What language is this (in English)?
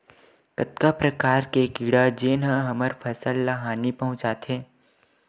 Chhattisgarhi